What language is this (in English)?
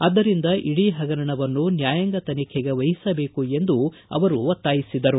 Kannada